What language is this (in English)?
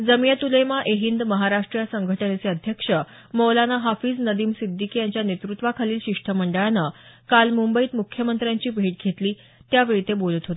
Marathi